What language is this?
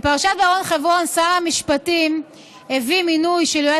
Hebrew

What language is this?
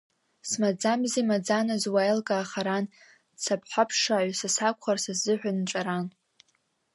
Abkhazian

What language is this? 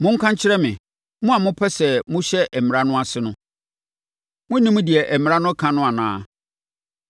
Akan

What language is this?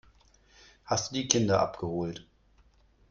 German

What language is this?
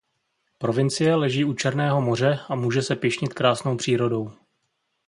Czech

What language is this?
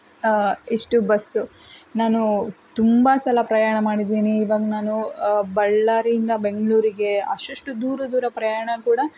Kannada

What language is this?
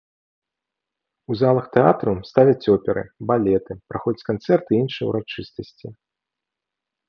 Belarusian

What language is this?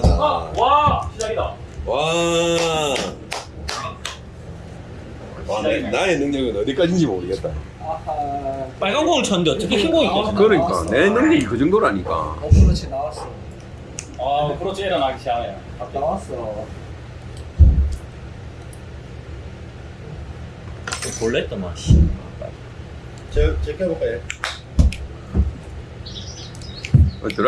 Korean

